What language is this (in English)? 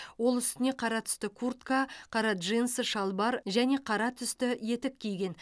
Kazakh